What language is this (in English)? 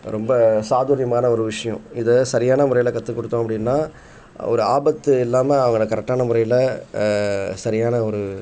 Tamil